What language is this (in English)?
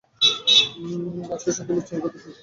Bangla